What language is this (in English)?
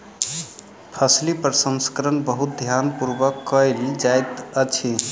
Maithili